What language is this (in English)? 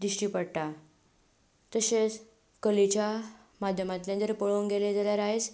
Konkani